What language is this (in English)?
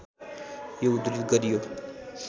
Nepali